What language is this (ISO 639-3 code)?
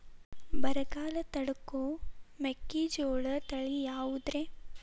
kan